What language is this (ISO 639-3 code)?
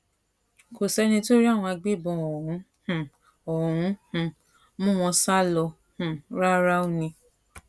yor